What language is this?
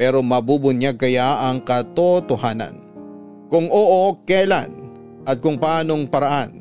Filipino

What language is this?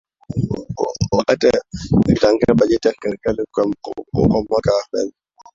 Swahili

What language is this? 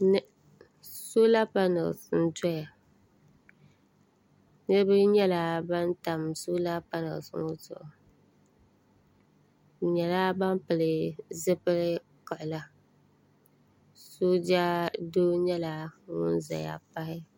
Dagbani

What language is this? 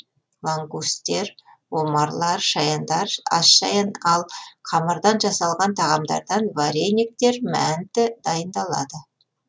Kazakh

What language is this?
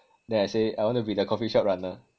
English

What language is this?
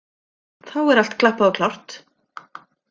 Icelandic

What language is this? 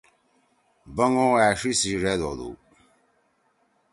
Torwali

